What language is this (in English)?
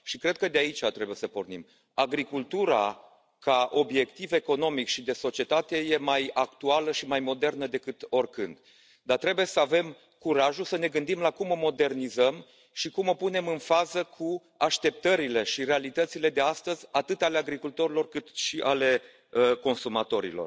Romanian